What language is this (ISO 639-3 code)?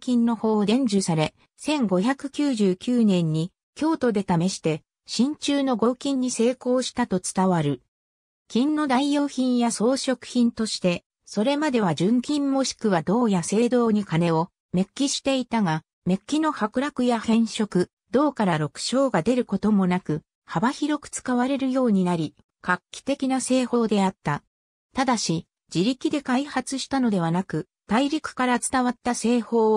jpn